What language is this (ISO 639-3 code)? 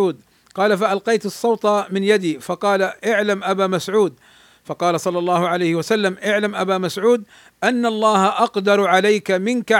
ara